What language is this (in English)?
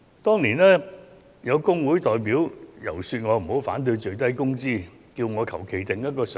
Cantonese